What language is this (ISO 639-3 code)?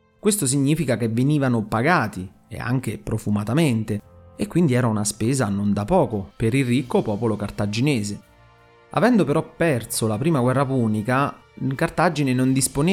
ita